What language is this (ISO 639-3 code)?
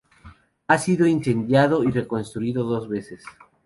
spa